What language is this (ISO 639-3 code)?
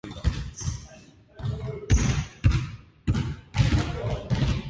jpn